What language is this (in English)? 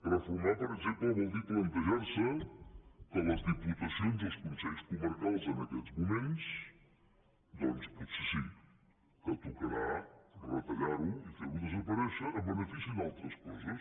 Catalan